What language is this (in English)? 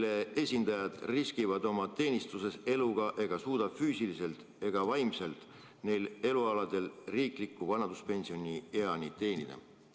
Estonian